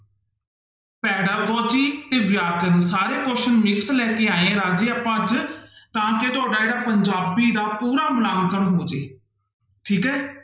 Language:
Punjabi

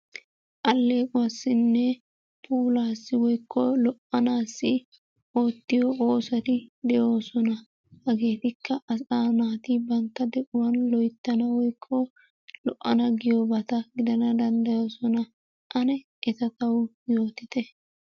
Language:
Wolaytta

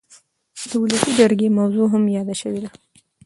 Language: Pashto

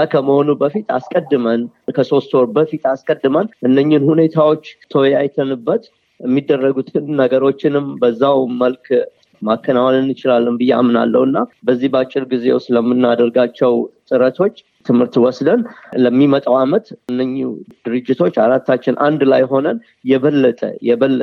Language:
Amharic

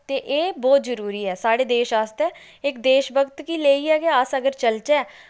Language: Dogri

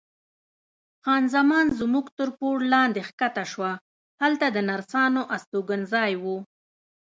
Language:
Pashto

